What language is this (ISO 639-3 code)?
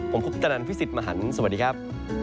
tha